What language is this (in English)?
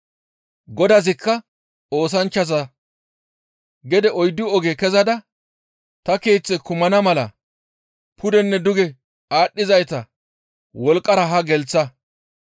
Gamo